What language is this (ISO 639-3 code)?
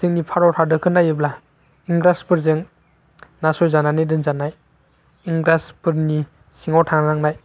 brx